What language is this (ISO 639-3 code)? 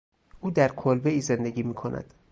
fas